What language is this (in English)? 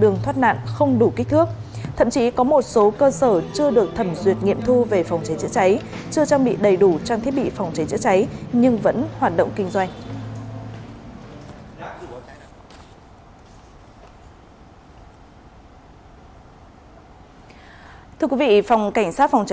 Vietnamese